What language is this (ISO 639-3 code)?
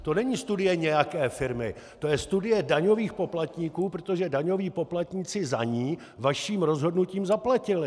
ces